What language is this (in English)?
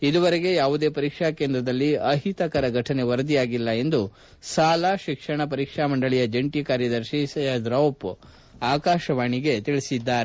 Kannada